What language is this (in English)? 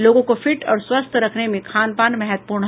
Hindi